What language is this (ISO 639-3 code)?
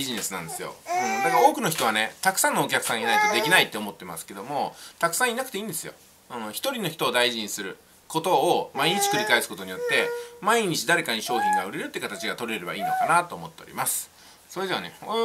jpn